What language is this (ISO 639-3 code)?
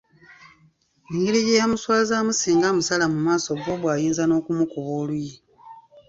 lug